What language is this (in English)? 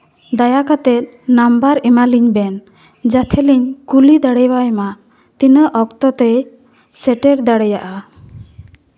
Santali